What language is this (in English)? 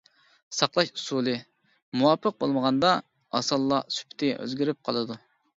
Uyghur